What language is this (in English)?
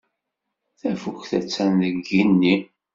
Kabyle